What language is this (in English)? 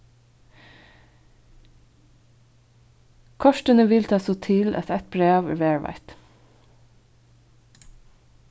Faroese